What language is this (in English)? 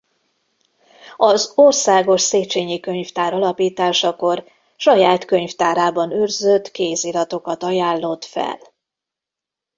Hungarian